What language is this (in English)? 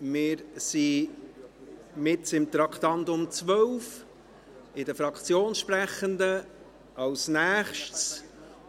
Swiss German